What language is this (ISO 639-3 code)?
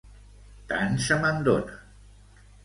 cat